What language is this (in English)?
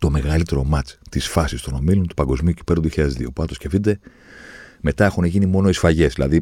Greek